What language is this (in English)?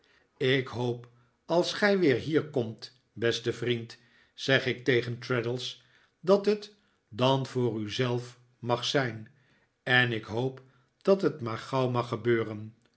Dutch